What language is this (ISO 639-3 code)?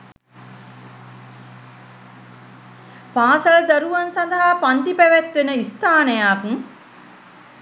sin